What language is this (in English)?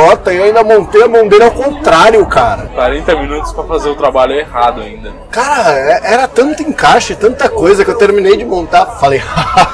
Portuguese